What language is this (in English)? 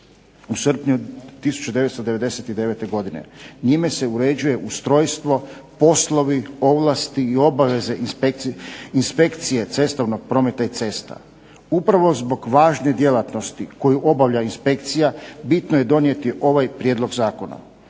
Croatian